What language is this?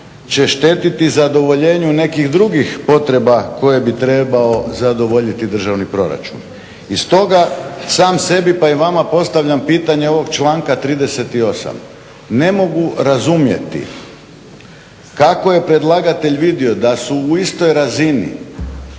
Croatian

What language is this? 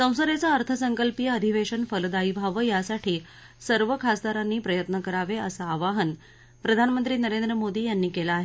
Marathi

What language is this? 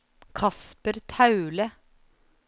Norwegian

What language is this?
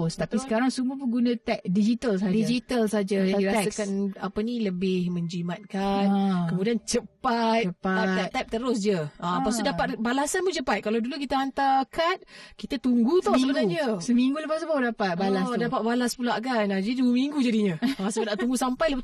Malay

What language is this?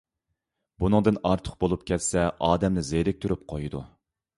Uyghur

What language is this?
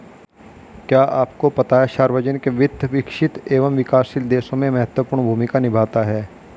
Hindi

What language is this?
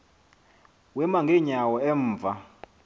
Xhosa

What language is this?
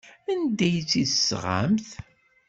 Kabyle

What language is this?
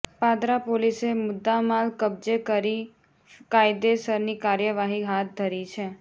Gujarati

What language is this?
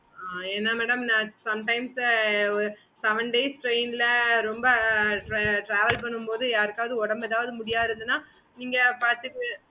Tamil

